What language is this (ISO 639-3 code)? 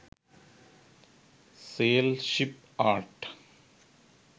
sin